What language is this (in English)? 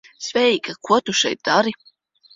Latvian